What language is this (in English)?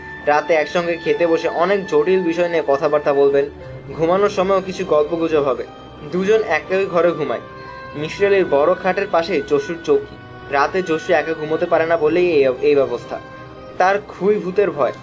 Bangla